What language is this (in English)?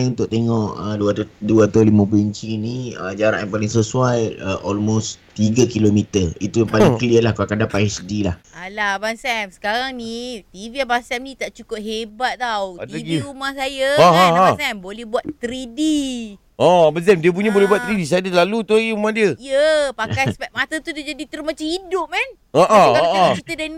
Malay